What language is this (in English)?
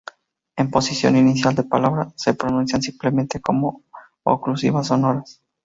Spanish